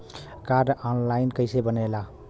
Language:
Bhojpuri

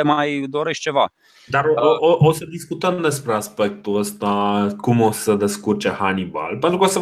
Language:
Romanian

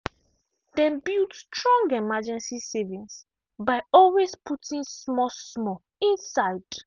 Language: Nigerian Pidgin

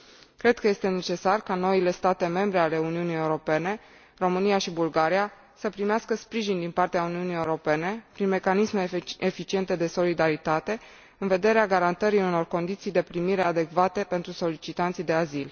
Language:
Romanian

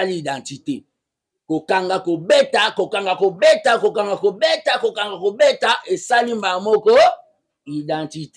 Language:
French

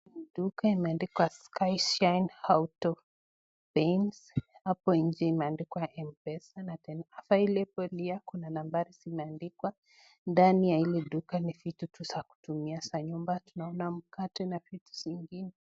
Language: Swahili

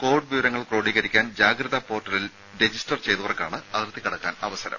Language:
Malayalam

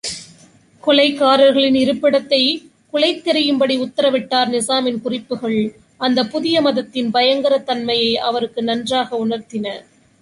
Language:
Tamil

